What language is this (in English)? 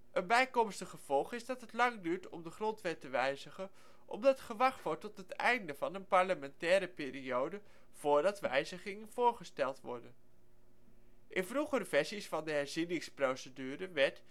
Dutch